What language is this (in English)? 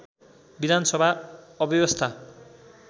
Nepali